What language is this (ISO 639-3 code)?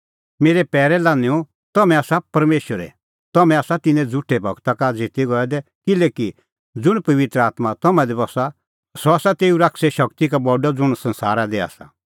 kfx